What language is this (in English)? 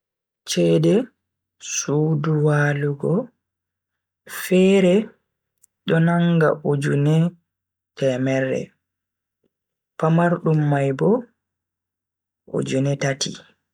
Bagirmi Fulfulde